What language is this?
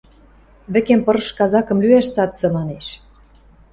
Western Mari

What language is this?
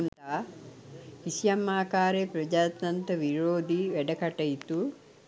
Sinhala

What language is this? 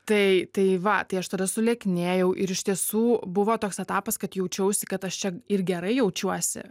Lithuanian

